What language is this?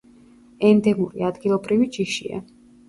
Georgian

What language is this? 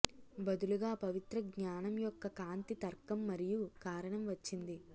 Telugu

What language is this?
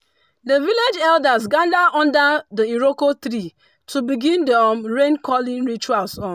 Nigerian Pidgin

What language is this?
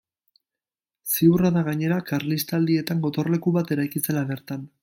Basque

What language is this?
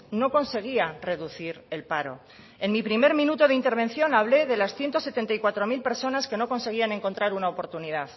Spanish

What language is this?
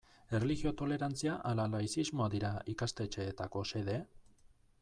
Basque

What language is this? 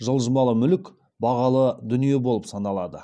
Kazakh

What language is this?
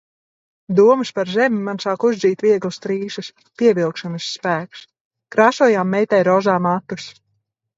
Latvian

